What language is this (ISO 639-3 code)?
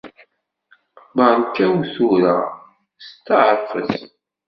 kab